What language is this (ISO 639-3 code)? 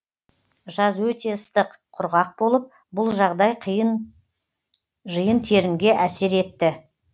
kaz